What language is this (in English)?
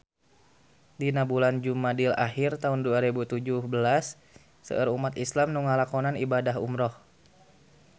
Sundanese